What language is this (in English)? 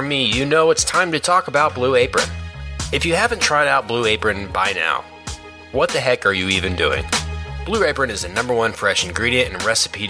English